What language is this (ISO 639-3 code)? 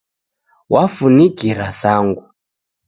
dav